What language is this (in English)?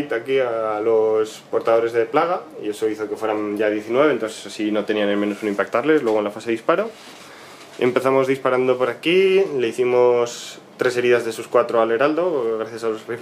Spanish